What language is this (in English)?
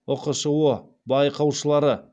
Kazakh